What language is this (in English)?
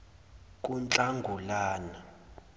Zulu